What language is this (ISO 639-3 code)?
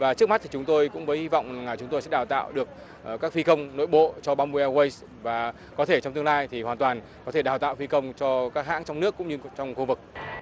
vie